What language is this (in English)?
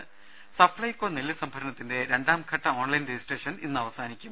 Malayalam